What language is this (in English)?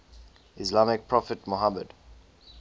English